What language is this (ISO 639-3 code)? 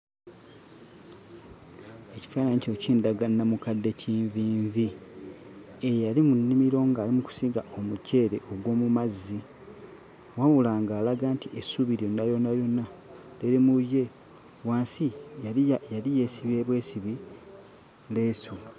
lug